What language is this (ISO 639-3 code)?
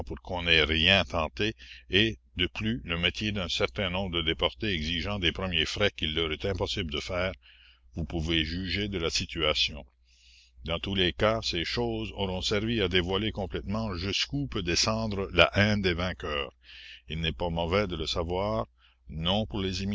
fra